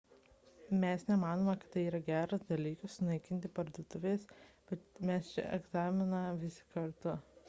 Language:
Lithuanian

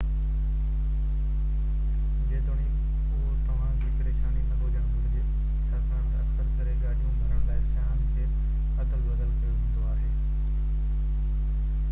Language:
Sindhi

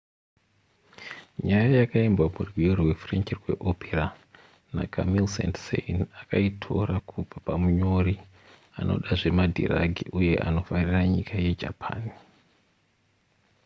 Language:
Shona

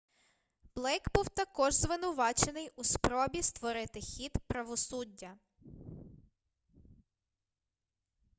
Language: Ukrainian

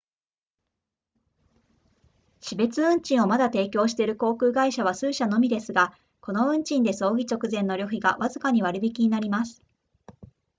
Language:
Japanese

